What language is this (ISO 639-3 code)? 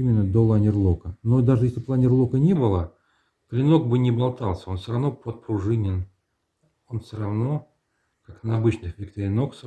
rus